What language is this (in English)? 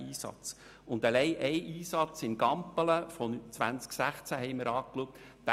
Swiss German